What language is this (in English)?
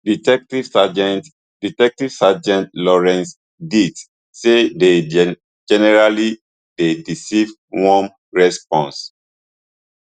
Nigerian Pidgin